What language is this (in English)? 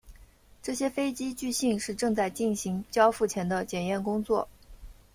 Chinese